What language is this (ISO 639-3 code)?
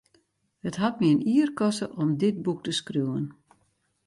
fry